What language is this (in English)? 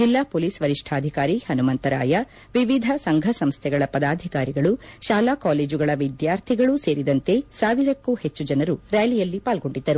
Kannada